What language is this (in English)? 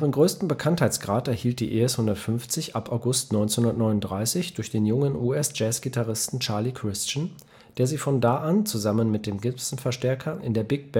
German